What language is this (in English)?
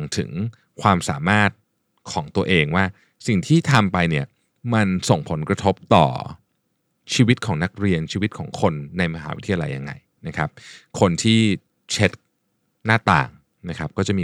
Thai